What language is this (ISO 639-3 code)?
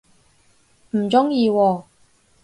yue